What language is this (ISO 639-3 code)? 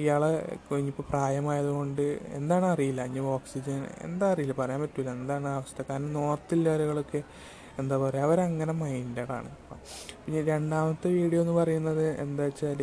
mal